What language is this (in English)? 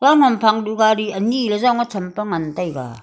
Wancho Naga